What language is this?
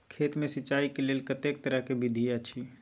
Maithili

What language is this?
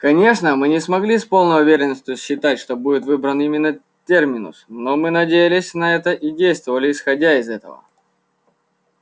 Russian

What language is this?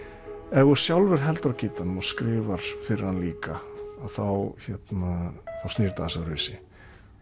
Icelandic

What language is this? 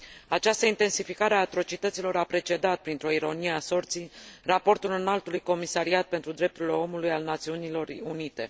Romanian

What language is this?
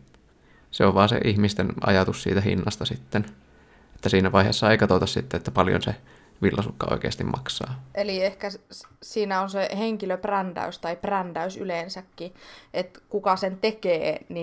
Finnish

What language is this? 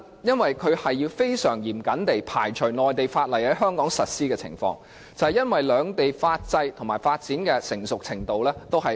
Cantonese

